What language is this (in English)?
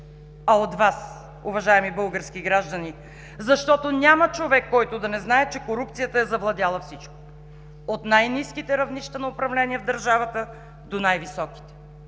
Bulgarian